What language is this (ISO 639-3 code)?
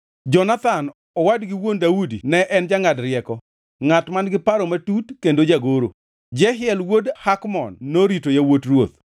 luo